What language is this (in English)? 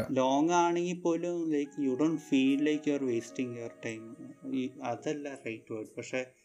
Malayalam